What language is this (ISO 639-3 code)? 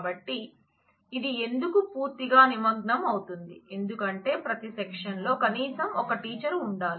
tel